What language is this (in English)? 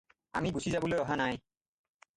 Assamese